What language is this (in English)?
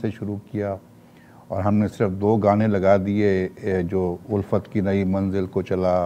Hindi